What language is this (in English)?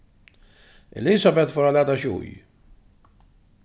Faroese